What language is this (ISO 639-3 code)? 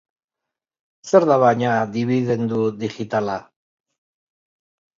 eus